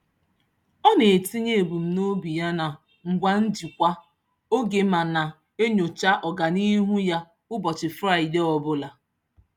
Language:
Igbo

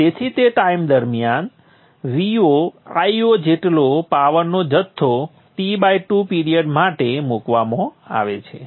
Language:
Gujarati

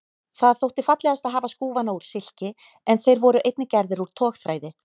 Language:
Icelandic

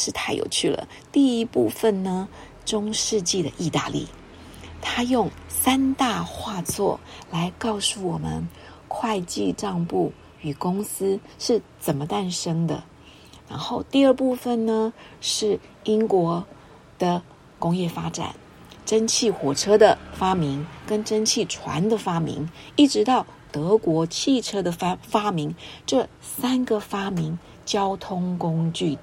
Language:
Chinese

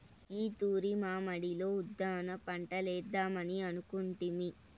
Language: Telugu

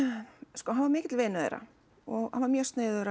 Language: Icelandic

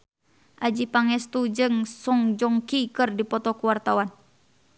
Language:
Sundanese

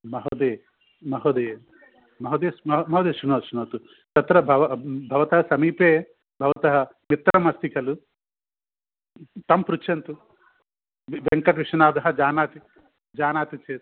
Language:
Sanskrit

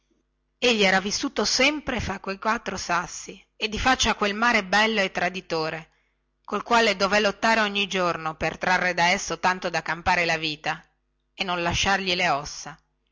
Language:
Italian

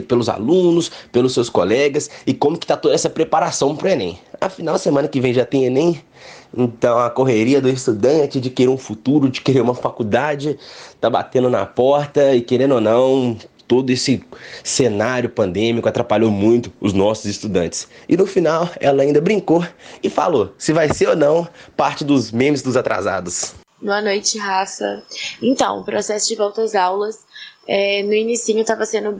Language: Portuguese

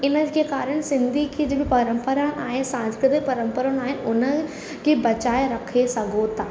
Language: Sindhi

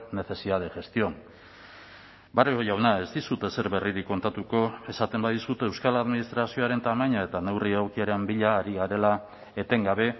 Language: Basque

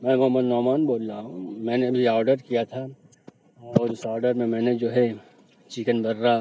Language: Urdu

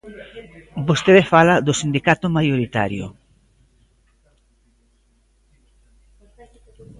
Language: Galician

